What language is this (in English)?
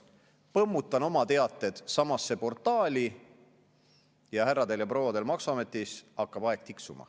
Estonian